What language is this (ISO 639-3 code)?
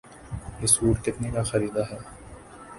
urd